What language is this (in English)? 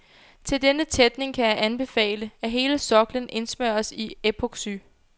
Danish